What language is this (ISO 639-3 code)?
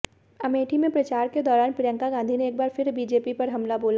hin